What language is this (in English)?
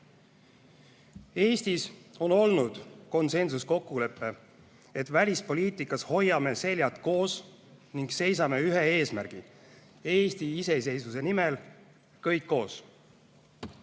Estonian